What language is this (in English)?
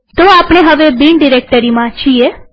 Gujarati